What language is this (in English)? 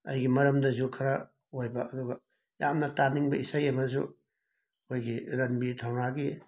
Manipuri